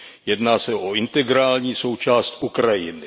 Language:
Czech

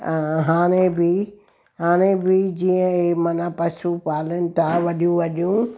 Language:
Sindhi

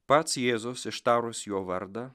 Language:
Lithuanian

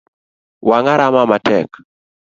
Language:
Luo (Kenya and Tanzania)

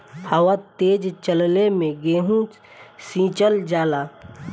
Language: Bhojpuri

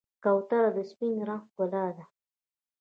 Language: Pashto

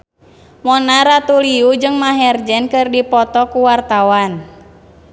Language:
Sundanese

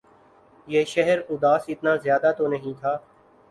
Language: Urdu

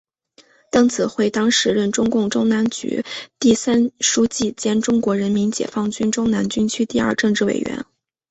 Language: Chinese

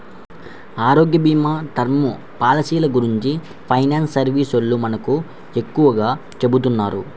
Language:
Telugu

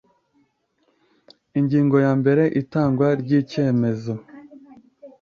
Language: Kinyarwanda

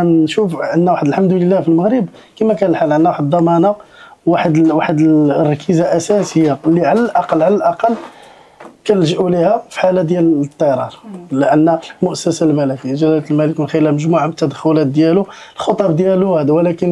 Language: Arabic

